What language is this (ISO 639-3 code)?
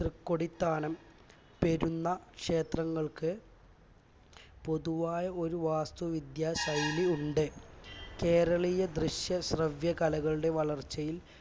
mal